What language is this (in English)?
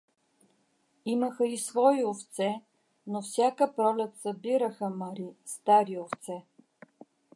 Bulgarian